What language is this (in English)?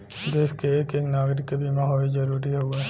Bhojpuri